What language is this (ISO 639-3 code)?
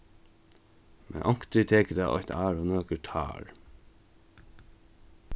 fao